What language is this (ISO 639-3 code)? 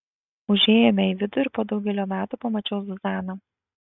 lit